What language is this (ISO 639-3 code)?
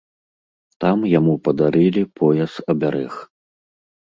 bel